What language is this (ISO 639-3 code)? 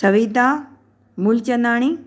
snd